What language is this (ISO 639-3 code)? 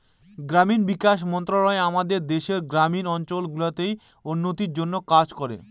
ben